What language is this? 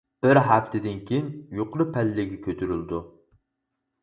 Uyghur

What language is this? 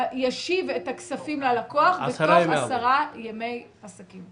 Hebrew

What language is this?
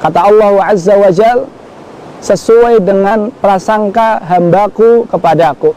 Indonesian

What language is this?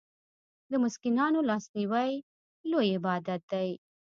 Pashto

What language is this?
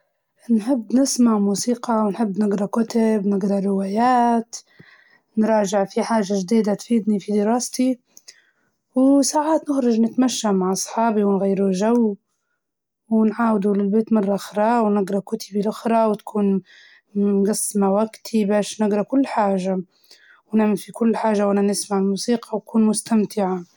Libyan Arabic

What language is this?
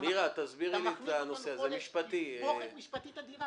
Hebrew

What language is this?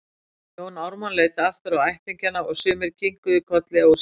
Icelandic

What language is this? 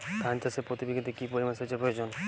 Bangla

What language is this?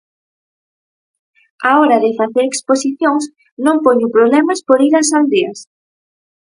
Galician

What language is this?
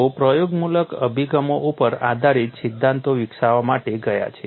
Gujarati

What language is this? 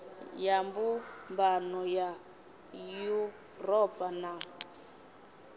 Venda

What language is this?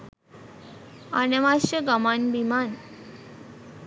Sinhala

